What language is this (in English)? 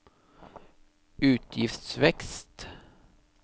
Norwegian